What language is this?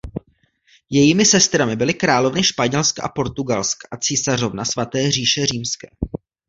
Czech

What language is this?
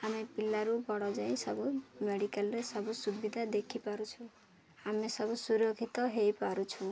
Odia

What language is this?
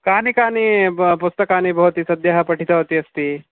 Sanskrit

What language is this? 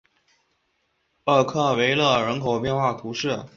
Chinese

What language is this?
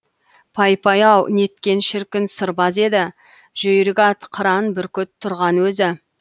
Kazakh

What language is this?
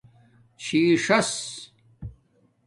Domaaki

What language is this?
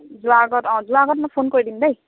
Assamese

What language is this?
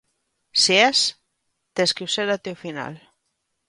Galician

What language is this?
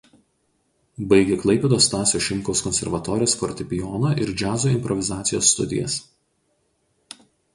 Lithuanian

